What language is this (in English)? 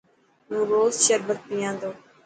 Dhatki